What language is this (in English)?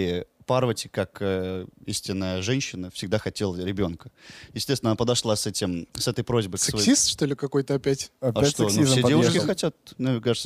Russian